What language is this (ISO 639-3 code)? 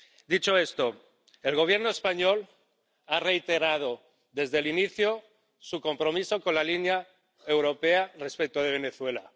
spa